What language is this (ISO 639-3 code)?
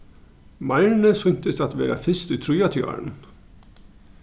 fao